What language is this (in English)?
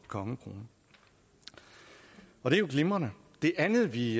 Danish